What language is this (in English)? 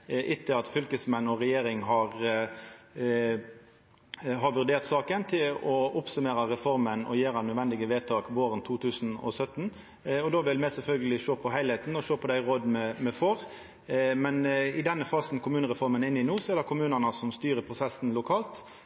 Norwegian Nynorsk